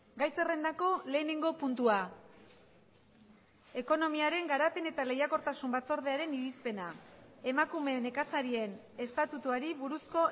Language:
Basque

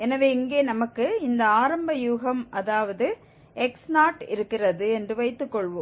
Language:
Tamil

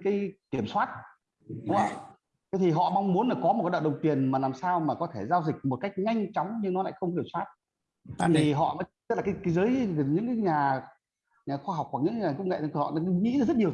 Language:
Vietnamese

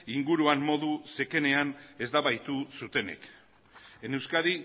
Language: Basque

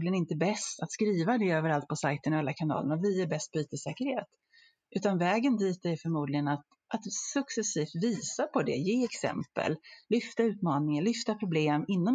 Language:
Swedish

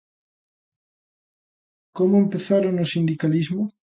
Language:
Galician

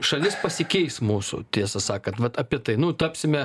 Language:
Lithuanian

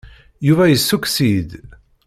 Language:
Kabyle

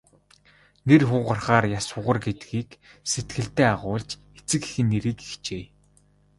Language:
Mongolian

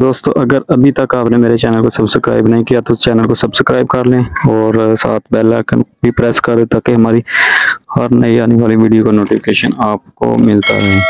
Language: Hindi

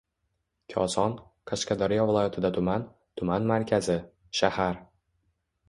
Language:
Uzbek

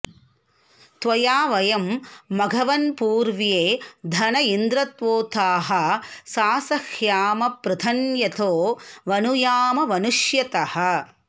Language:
Sanskrit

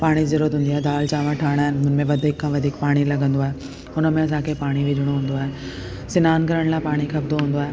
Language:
Sindhi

